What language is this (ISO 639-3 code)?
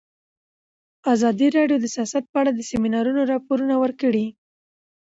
pus